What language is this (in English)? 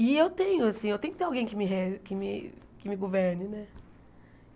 Portuguese